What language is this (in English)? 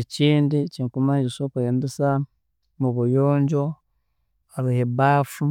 Tooro